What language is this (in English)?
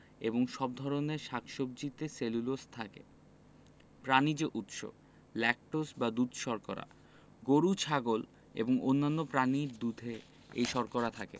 Bangla